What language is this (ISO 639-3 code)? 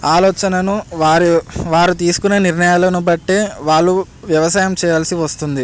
tel